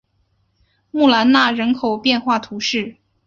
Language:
Chinese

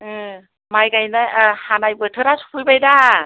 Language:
Bodo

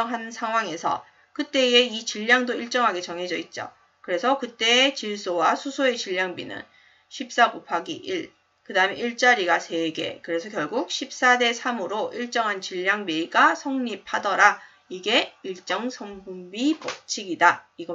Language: Korean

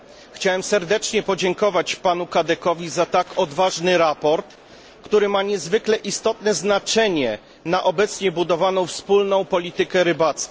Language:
Polish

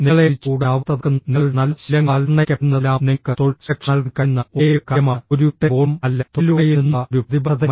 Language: Malayalam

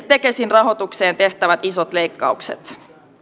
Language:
Finnish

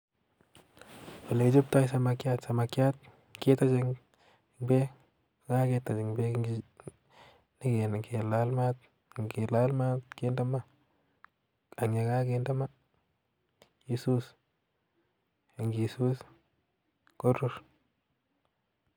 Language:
Kalenjin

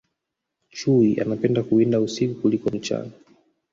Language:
Swahili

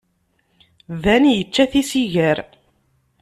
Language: Kabyle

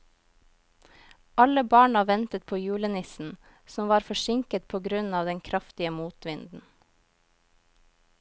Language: Norwegian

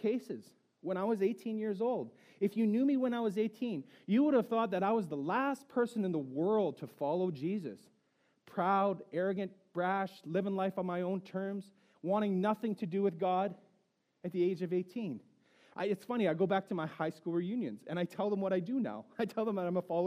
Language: English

